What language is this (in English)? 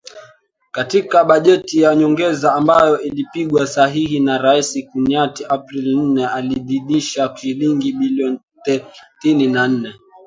Swahili